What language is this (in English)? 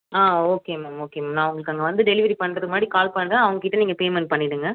Tamil